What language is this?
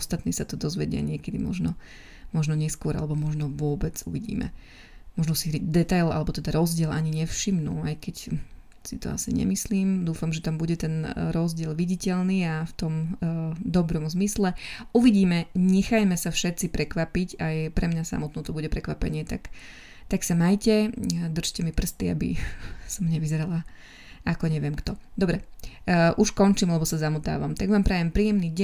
Slovak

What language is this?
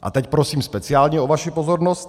Czech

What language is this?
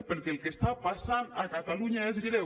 Catalan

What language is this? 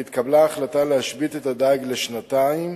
Hebrew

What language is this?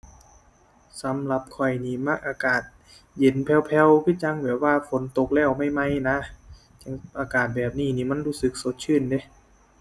Thai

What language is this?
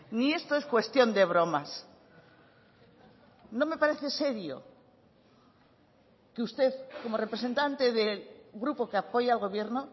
Spanish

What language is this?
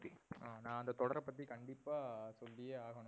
Tamil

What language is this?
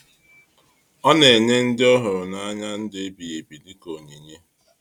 Igbo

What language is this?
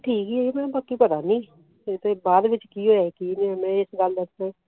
Punjabi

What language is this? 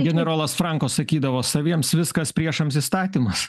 Lithuanian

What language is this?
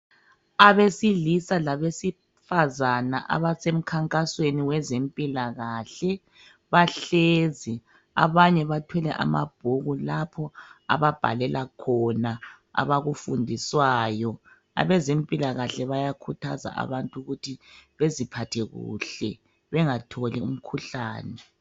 North Ndebele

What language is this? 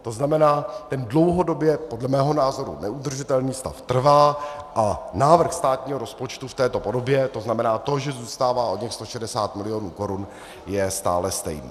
Czech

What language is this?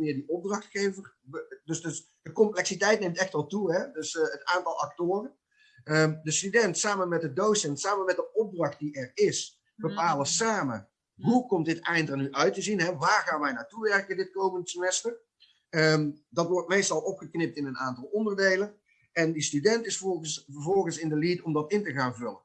Dutch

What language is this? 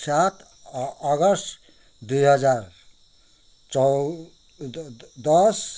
Nepali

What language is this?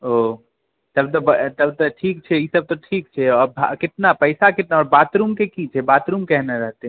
Maithili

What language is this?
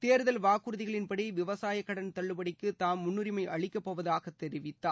Tamil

